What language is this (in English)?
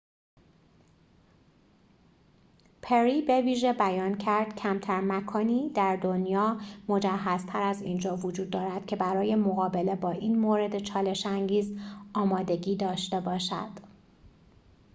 Persian